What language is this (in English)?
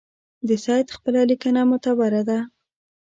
Pashto